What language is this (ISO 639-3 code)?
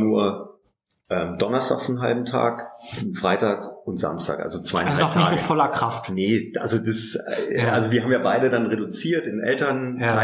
deu